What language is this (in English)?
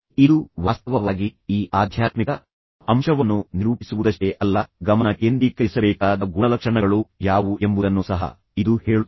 Kannada